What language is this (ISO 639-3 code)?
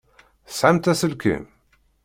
kab